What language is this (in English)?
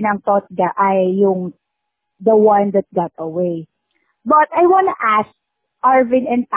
Filipino